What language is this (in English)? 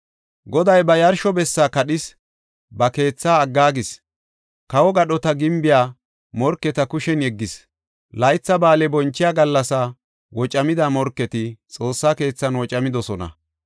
Gofa